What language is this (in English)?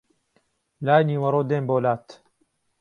Central Kurdish